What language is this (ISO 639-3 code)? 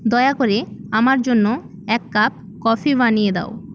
ben